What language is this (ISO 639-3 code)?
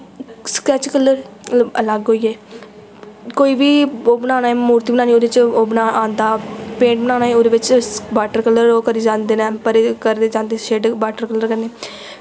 doi